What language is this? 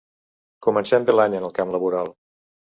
Catalan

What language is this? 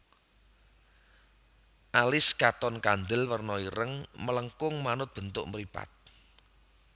Javanese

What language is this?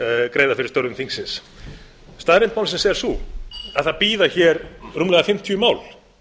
Icelandic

